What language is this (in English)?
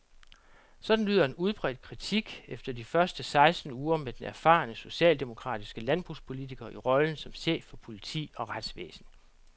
Danish